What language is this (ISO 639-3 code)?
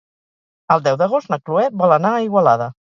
cat